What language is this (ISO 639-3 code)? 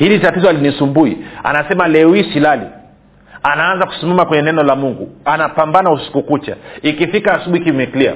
swa